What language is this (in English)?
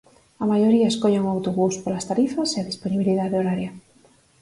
Galician